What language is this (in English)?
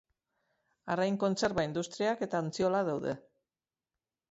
Basque